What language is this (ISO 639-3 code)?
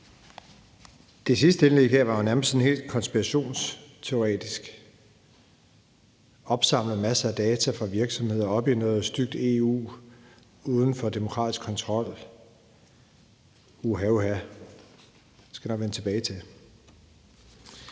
dan